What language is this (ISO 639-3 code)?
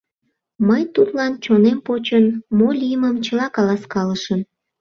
chm